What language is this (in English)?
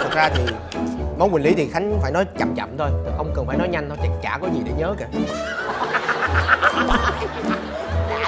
Vietnamese